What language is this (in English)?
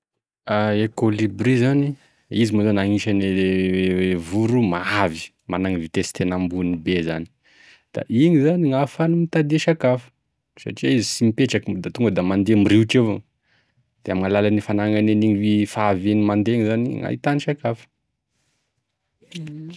Tesaka Malagasy